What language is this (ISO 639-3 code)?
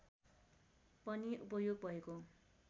nep